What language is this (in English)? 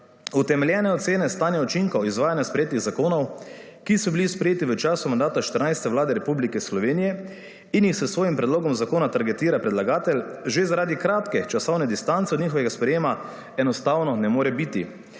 Slovenian